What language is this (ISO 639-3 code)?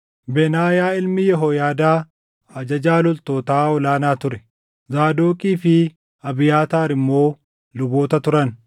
orm